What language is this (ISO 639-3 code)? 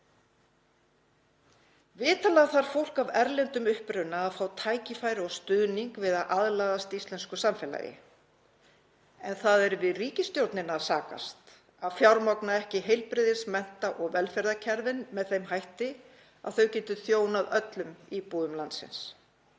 isl